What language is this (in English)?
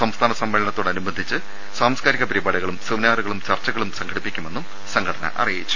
Malayalam